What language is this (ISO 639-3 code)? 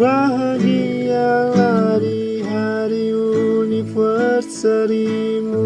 ind